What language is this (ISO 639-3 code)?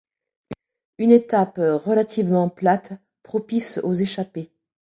fra